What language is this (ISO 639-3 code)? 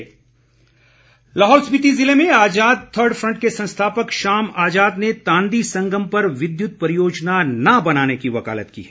hin